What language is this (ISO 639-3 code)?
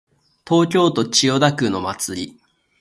jpn